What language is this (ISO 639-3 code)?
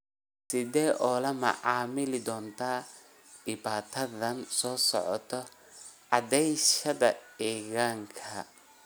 som